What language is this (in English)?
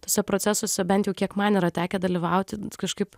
Lithuanian